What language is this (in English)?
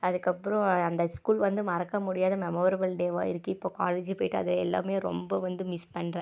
Tamil